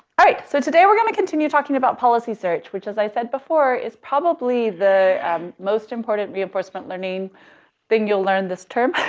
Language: English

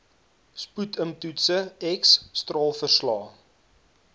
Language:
Afrikaans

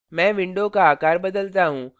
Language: Hindi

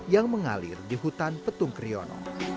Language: Indonesian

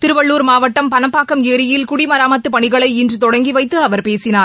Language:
Tamil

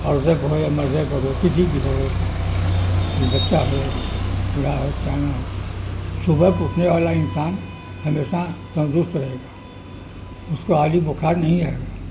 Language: Urdu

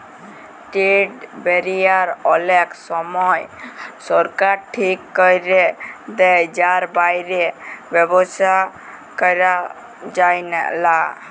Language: Bangla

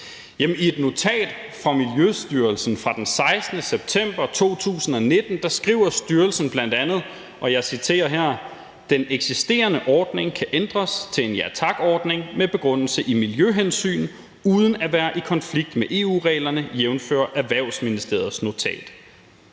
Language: Danish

